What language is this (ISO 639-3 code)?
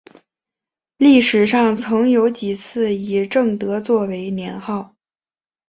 zho